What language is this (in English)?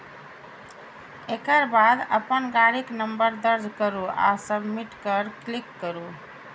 Maithili